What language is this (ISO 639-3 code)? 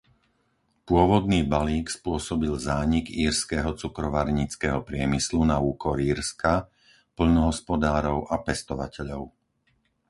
slk